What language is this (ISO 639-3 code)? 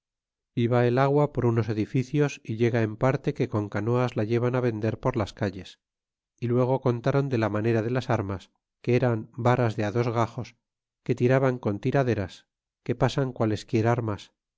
spa